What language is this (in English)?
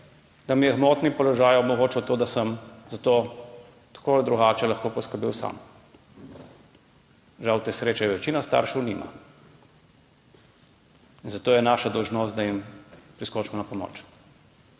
Slovenian